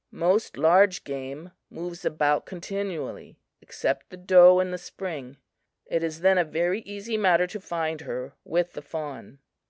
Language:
English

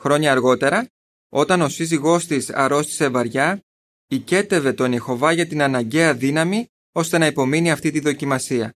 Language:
Greek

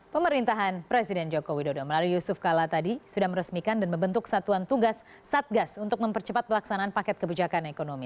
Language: Indonesian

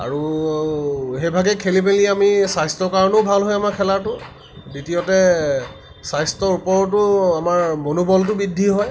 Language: Assamese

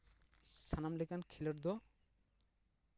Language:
Santali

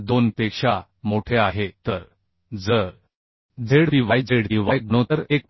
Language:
Marathi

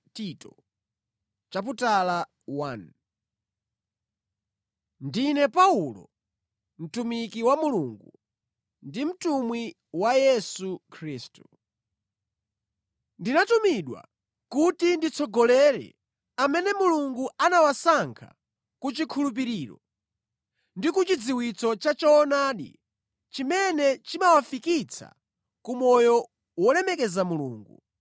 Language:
Nyanja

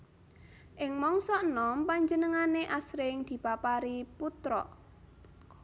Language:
Javanese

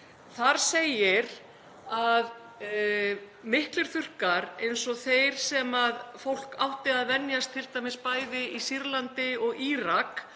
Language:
Icelandic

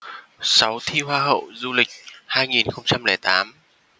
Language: Vietnamese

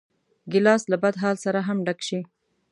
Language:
Pashto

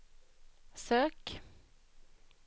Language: Swedish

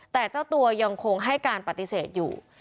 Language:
Thai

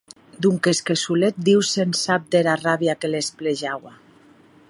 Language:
Occitan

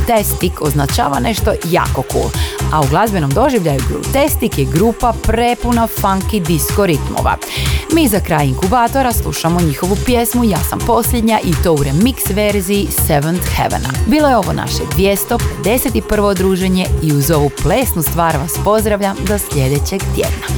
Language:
Croatian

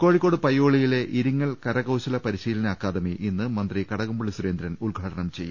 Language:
Malayalam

